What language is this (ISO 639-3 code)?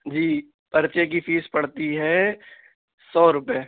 urd